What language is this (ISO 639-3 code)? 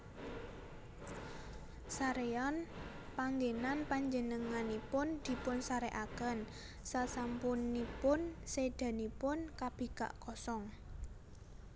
jav